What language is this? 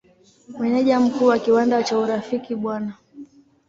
Swahili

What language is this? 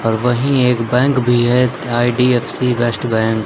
Hindi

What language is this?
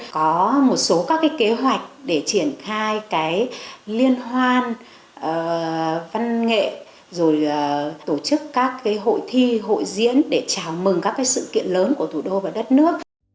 Vietnamese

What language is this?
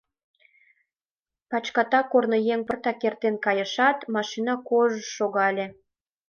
Mari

